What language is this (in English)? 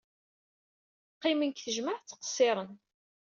Kabyle